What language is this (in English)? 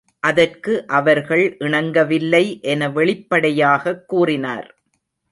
Tamil